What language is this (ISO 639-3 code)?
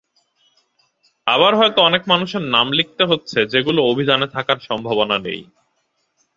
ben